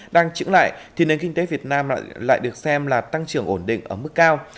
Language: Vietnamese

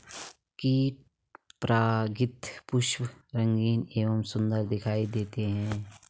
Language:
Hindi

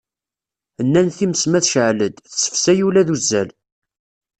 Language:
Kabyle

